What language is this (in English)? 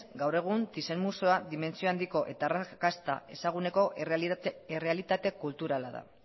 Basque